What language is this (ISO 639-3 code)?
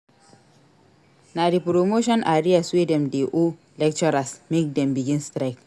pcm